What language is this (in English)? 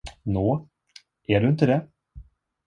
Swedish